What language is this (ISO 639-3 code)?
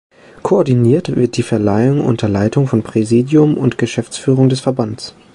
deu